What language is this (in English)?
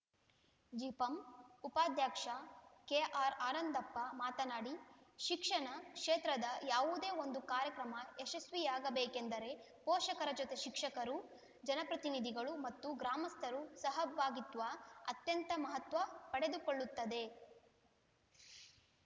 Kannada